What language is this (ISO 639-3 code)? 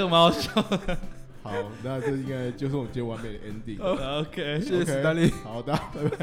zho